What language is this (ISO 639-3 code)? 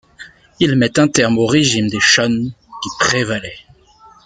fra